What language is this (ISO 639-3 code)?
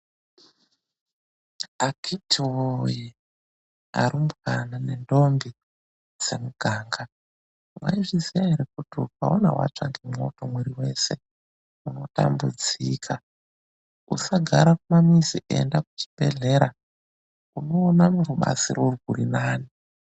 ndc